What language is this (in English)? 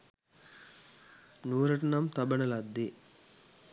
Sinhala